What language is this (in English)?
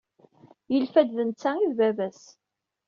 Kabyle